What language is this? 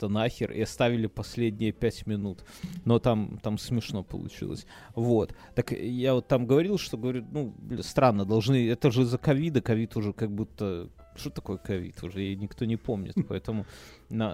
Russian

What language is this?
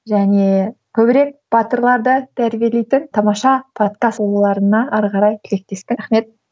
Kazakh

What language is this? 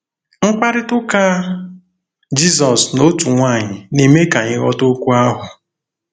Igbo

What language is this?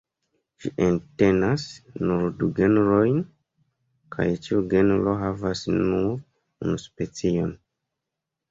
Esperanto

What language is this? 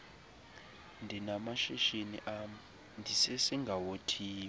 Xhosa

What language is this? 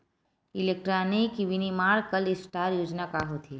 Chhattisgarhi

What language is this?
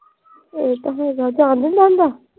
Punjabi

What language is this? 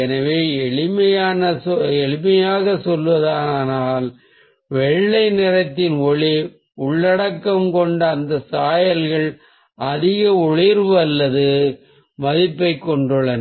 Tamil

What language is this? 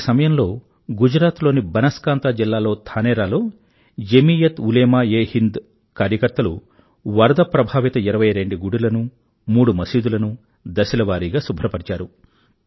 Telugu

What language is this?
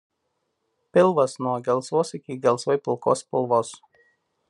Lithuanian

